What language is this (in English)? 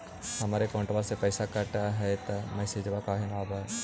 Magahi